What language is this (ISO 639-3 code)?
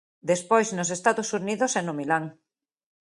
glg